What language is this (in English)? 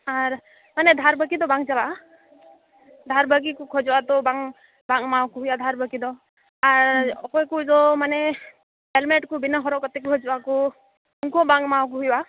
Santali